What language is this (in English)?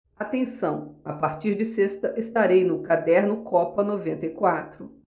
Portuguese